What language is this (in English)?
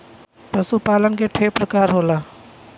Bhojpuri